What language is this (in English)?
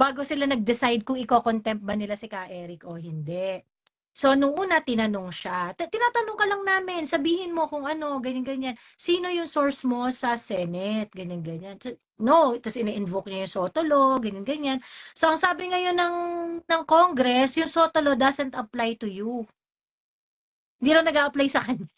Filipino